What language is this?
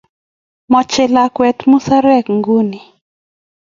Kalenjin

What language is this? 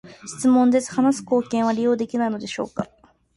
Japanese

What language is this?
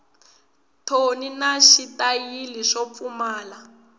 Tsonga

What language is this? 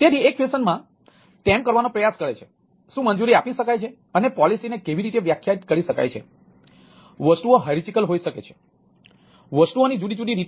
Gujarati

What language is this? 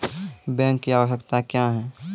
Maithili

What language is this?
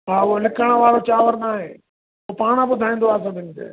Sindhi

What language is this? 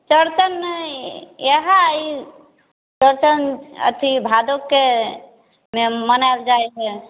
Maithili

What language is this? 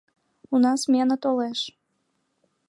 Mari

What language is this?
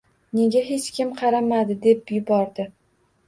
Uzbek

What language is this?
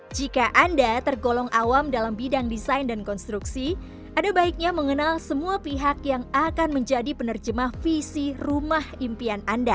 Indonesian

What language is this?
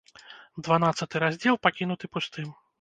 Belarusian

